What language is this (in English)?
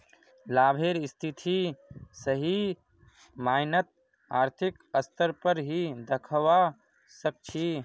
Magahi